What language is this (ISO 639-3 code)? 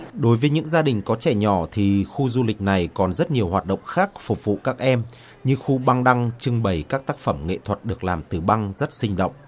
vie